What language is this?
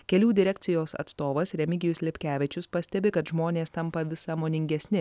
Lithuanian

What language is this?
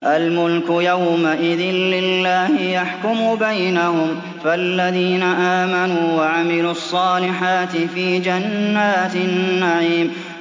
Arabic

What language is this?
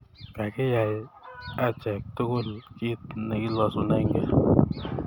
Kalenjin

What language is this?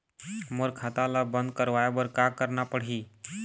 Chhattisgarhi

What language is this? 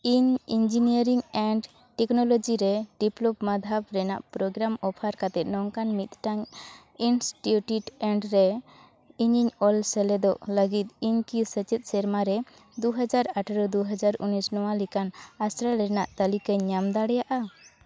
Santali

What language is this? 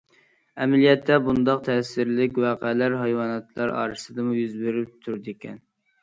Uyghur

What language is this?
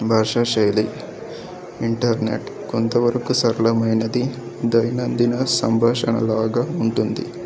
Telugu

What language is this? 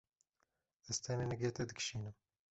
Kurdish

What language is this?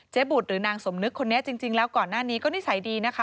Thai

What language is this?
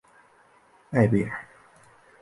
Chinese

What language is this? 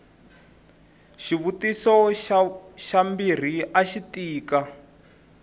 Tsonga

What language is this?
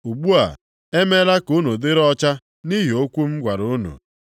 Igbo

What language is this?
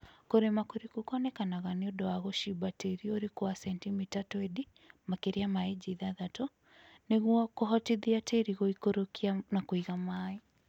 Kikuyu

